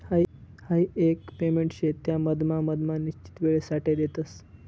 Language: Marathi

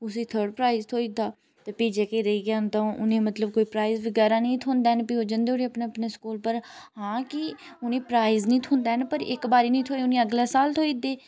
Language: Dogri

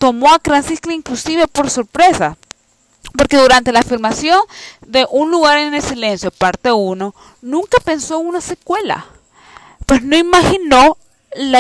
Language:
Spanish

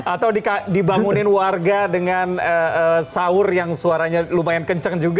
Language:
Indonesian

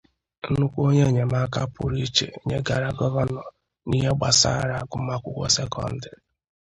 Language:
Igbo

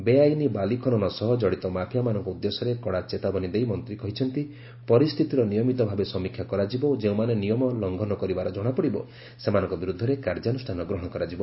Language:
Odia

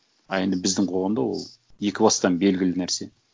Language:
Kazakh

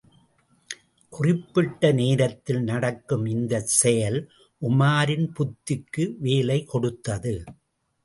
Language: Tamil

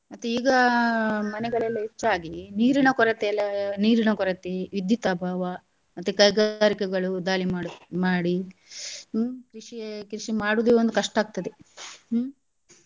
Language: Kannada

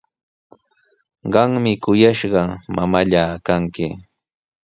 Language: Sihuas Ancash Quechua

